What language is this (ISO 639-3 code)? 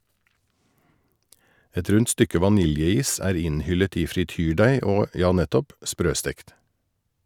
nor